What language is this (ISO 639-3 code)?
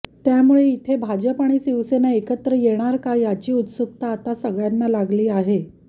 mar